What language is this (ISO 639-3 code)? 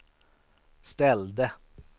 swe